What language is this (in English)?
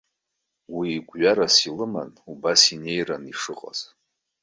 Abkhazian